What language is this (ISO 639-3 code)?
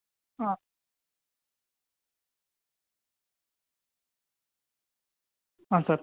kan